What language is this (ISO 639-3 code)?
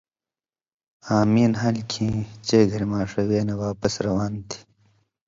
mvy